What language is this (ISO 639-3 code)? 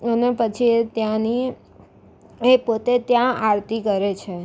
guj